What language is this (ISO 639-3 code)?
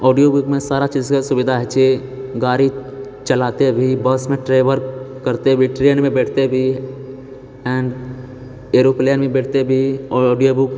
mai